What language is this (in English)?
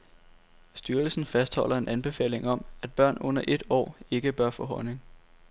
Danish